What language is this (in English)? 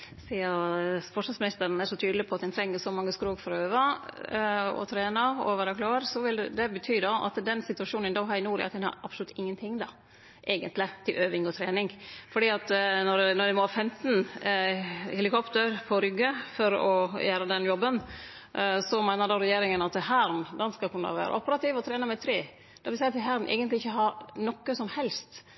Norwegian Nynorsk